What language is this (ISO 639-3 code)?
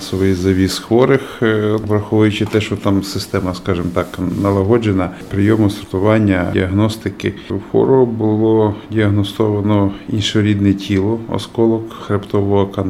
ukr